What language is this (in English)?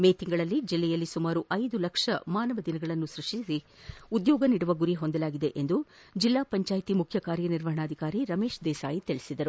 Kannada